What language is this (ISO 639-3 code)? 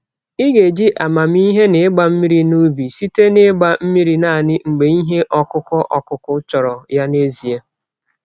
ibo